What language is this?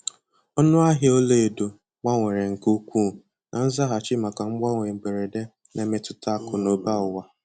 Igbo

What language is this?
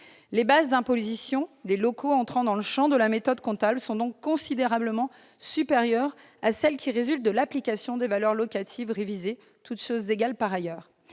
French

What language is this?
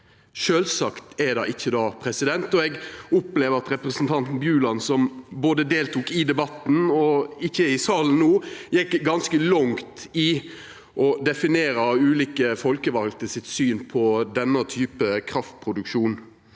Norwegian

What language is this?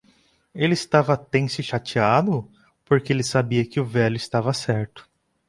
Portuguese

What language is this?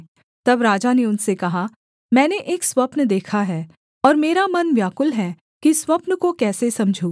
Hindi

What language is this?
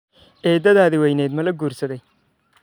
Somali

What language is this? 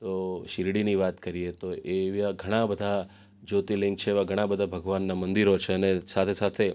Gujarati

